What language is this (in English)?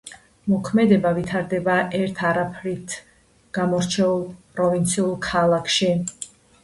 Georgian